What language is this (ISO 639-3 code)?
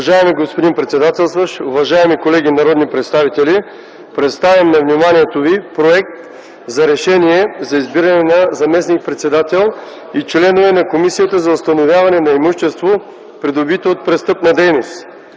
bul